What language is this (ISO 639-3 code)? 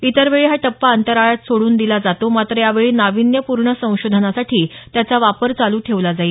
mar